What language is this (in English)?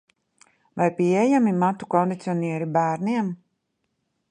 Latvian